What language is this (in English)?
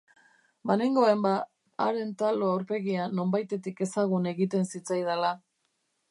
Basque